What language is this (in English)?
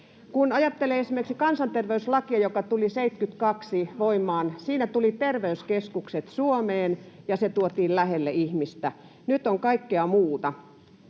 Finnish